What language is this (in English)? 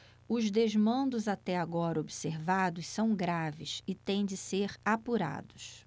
Portuguese